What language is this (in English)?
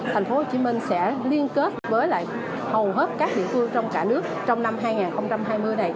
Vietnamese